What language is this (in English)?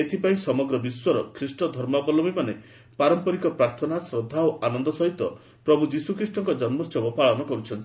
Odia